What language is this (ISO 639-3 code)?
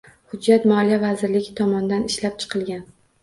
uzb